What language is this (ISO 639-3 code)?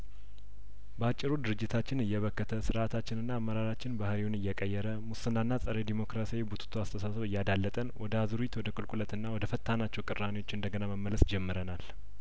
amh